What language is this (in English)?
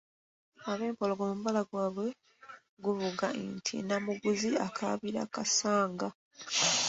Ganda